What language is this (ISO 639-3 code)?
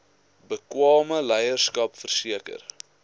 afr